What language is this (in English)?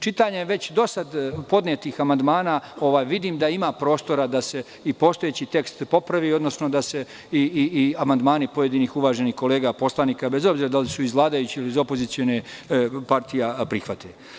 Serbian